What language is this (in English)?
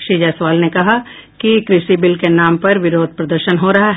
Hindi